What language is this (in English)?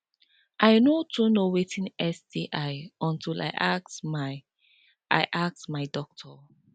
Nigerian Pidgin